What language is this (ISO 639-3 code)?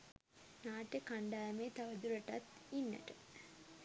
sin